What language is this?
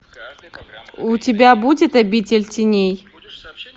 Russian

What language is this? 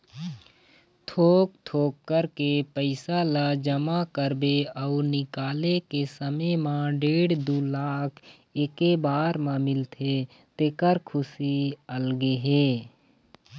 Chhattisgarhi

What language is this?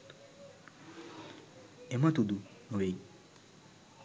Sinhala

